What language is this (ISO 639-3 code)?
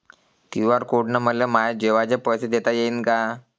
mar